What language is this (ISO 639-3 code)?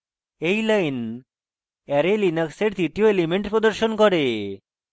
ben